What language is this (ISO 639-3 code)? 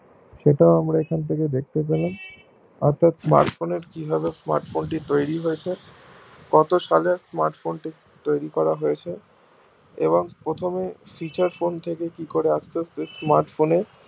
ben